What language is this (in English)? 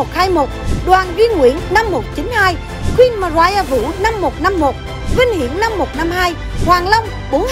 Vietnamese